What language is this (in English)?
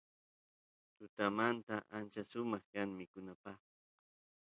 Santiago del Estero Quichua